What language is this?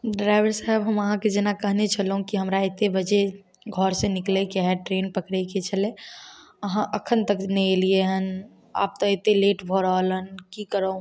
Maithili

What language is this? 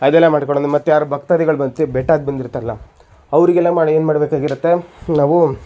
Kannada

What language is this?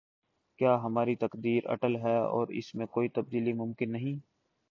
Urdu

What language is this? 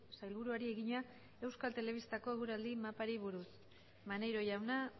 Basque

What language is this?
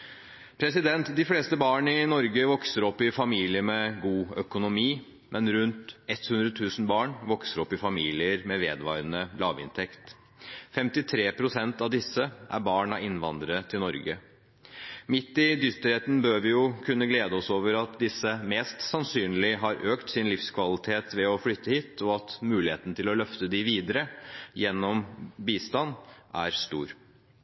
Norwegian Bokmål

